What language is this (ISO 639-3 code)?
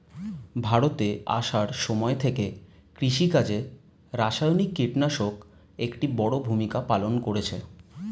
ben